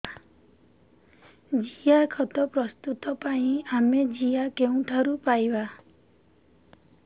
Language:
Odia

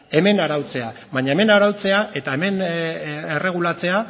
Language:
Basque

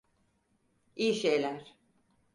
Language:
Turkish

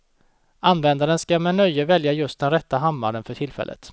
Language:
Swedish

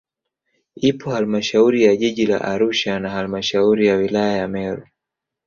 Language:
Swahili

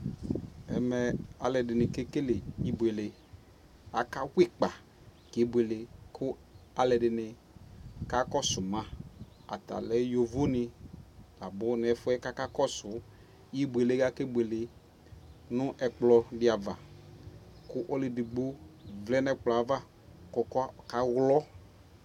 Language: Ikposo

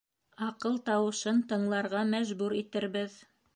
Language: Bashkir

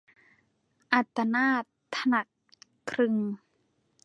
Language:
Thai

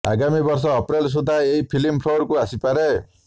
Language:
Odia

